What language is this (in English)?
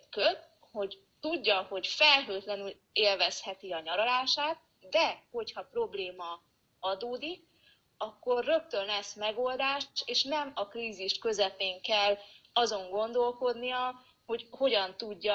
Hungarian